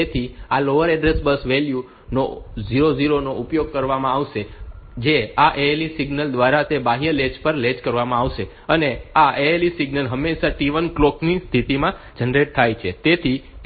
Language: Gujarati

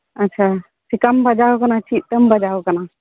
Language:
Santali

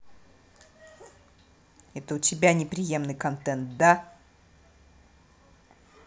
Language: Russian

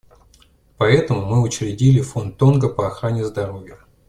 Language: Russian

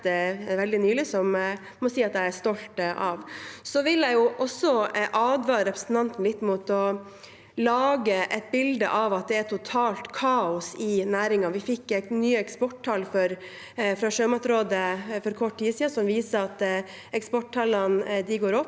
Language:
Norwegian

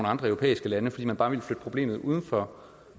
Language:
Danish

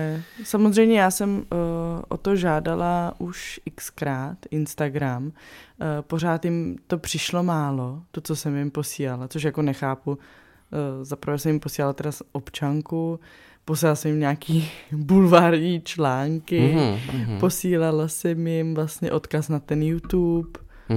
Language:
Czech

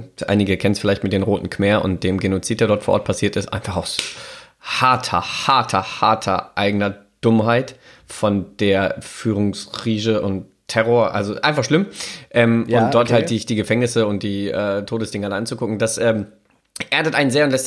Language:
German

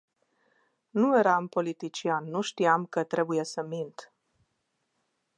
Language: Romanian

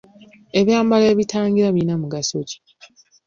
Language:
Ganda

